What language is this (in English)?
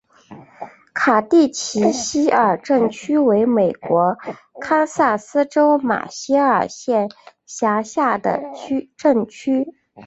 Chinese